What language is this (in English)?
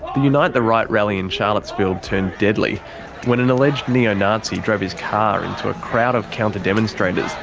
English